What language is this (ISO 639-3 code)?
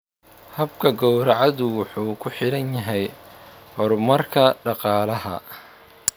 som